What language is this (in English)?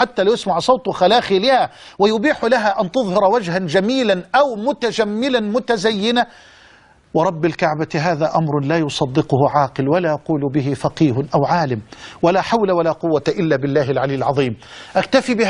Arabic